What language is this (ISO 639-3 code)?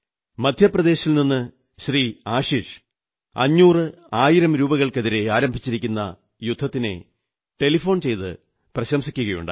mal